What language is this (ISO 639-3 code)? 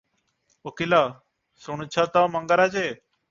ori